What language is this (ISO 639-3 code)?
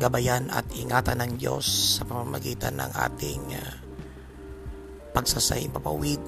fil